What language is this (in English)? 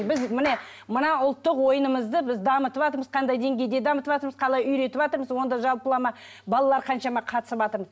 Kazakh